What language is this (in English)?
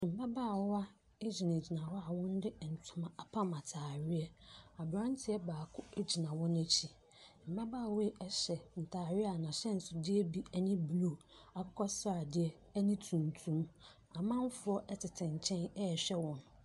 Akan